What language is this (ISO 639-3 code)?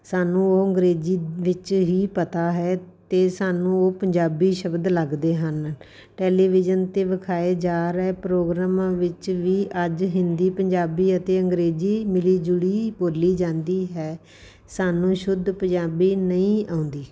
pan